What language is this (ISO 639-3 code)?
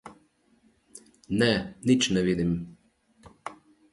slv